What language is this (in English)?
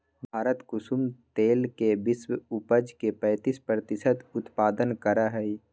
Magahi